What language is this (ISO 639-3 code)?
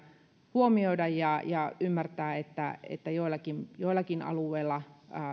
fin